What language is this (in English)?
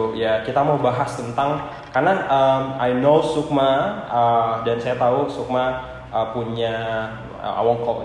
Indonesian